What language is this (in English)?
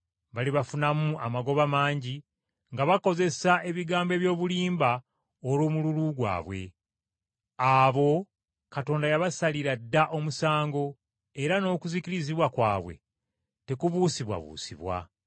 Ganda